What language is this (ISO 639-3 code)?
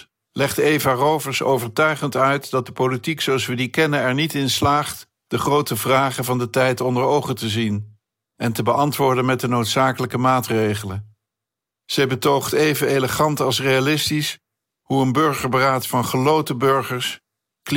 nld